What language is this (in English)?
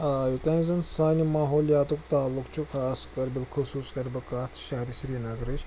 Kashmiri